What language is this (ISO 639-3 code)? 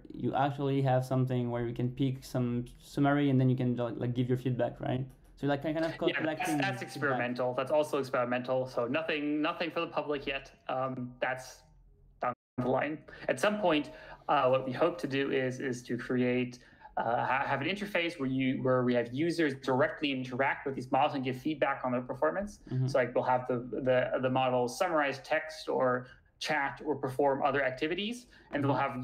eng